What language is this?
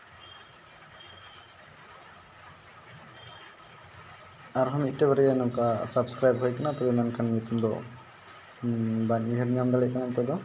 Santali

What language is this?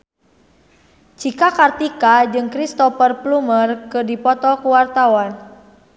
Sundanese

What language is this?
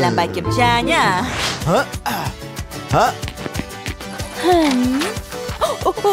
Vietnamese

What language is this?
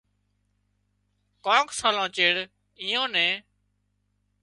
Wadiyara Koli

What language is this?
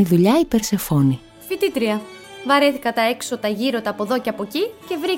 Greek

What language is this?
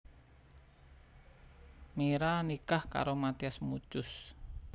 Javanese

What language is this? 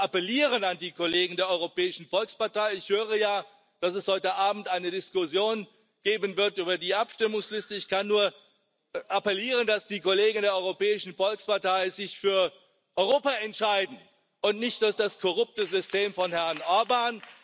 German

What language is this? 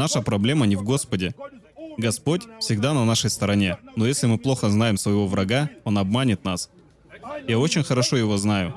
Russian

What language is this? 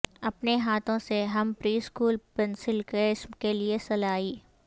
Urdu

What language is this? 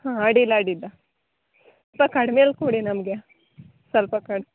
Kannada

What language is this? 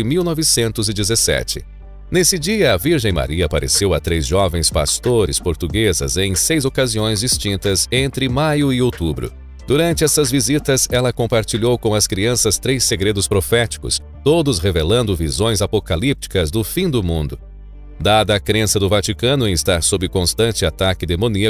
Portuguese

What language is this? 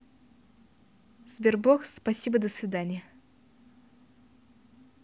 Russian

